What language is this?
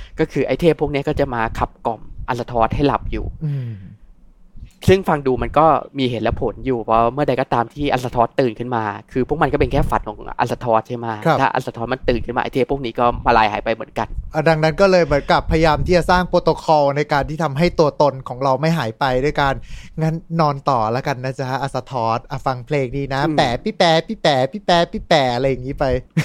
Thai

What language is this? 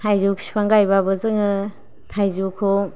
Bodo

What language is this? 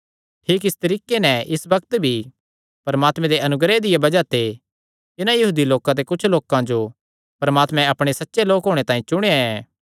Kangri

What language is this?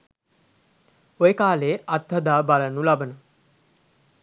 Sinhala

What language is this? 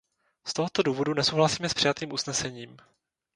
Czech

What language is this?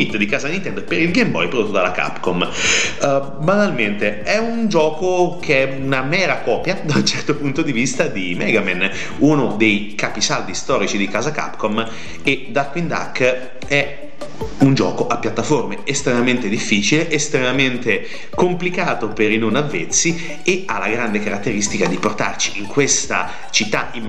Italian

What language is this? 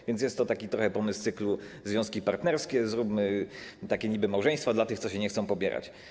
Polish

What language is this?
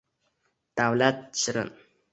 Uzbek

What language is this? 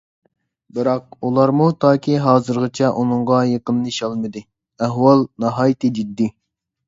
Uyghur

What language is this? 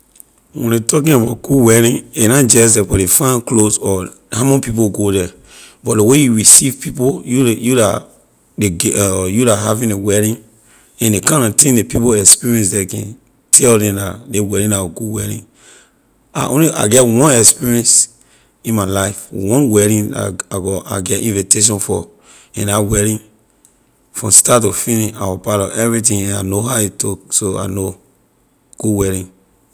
Liberian English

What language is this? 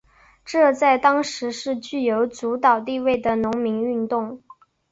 Chinese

